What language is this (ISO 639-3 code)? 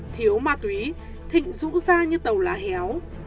vie